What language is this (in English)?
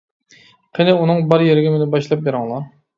Uyghur